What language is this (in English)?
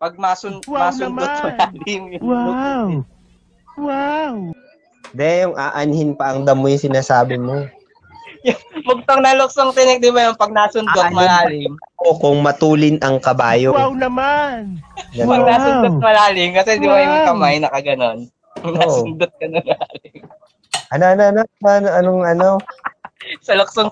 Filipino